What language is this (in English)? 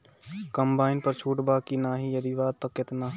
Bhojpuri